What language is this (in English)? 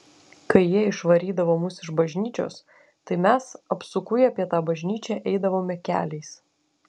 Lithuanian